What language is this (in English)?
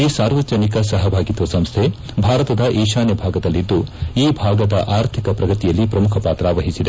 Kannada